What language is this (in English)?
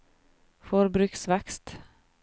Norwegian